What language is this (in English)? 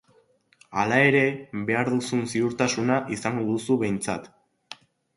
Basque